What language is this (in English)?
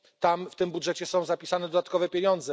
Polish